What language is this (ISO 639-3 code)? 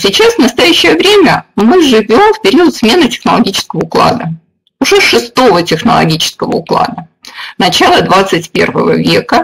rus